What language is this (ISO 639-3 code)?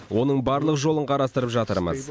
kaz